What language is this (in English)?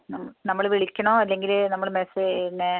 Malayalam